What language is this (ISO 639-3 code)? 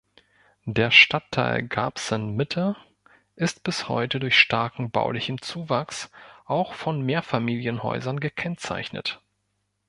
deu